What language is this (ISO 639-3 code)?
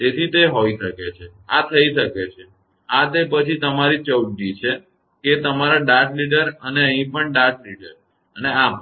guj